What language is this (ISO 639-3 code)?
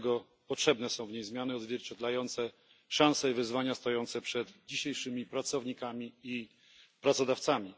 pol